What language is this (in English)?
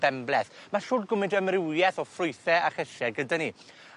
Welsh